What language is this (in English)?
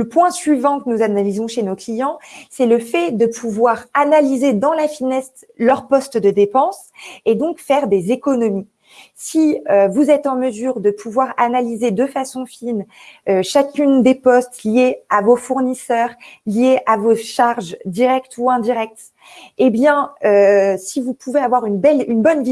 French